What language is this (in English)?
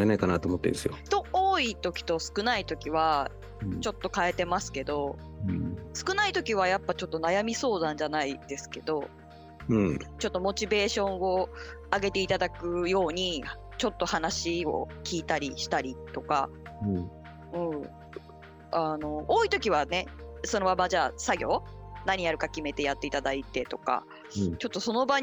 Japanese